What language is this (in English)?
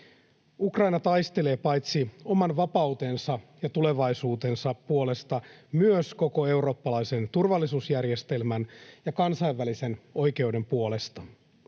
Finnish